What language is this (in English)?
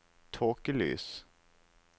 Norwegian